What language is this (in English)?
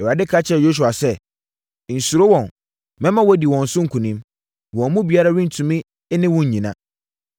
Akan